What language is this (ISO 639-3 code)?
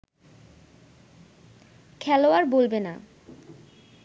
ben